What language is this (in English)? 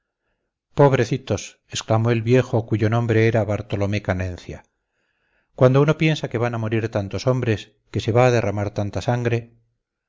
Spanish